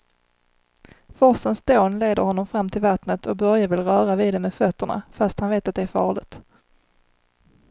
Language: Swedish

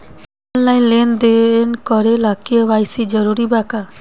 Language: Bhojpuri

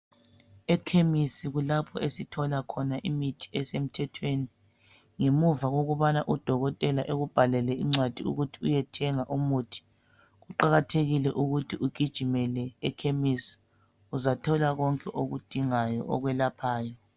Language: North Ndebele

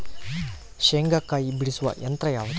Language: Kannada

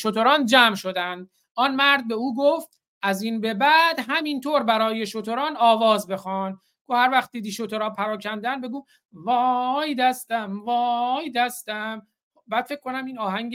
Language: Persian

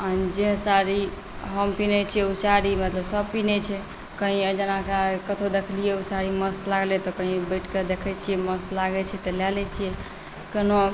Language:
Maithili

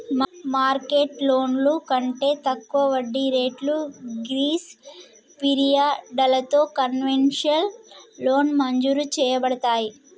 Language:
Telugu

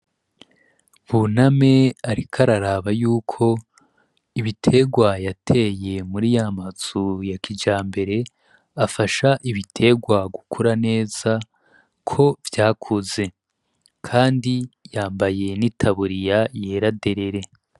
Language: Rundi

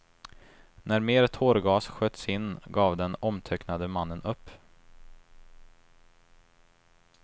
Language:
Swedish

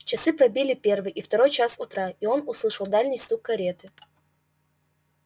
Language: Russian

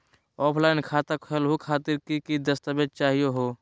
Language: Magahi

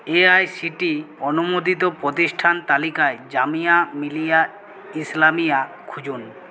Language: Bangla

